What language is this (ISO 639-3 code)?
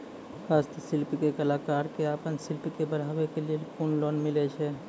mai